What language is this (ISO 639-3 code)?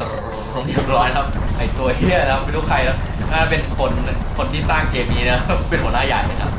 tha